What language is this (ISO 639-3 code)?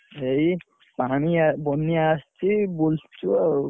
ori